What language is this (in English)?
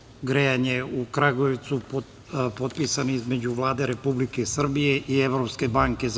Serbian